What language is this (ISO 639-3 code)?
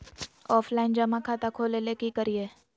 mag